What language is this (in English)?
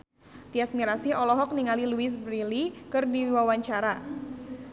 Sundanese